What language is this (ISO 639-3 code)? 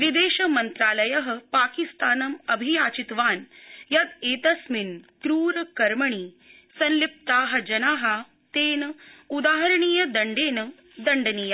san